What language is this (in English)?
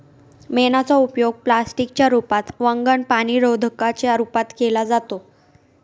Marathi